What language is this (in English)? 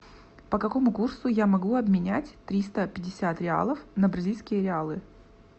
Russian